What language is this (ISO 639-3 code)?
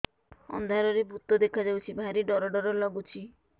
ori